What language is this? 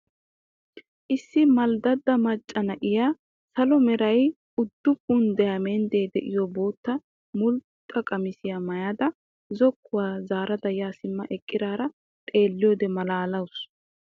Wolaytta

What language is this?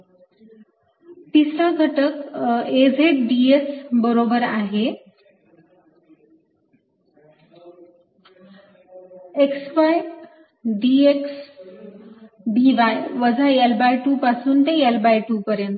Marathi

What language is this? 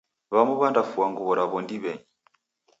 Taita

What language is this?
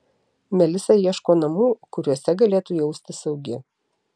Lithuanian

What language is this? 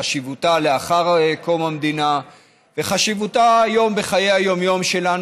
Hebrew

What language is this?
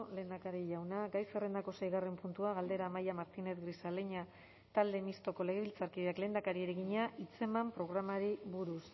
Basque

